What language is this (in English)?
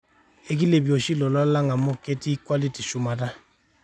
Masai